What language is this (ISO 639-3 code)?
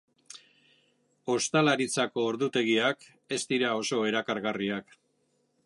eus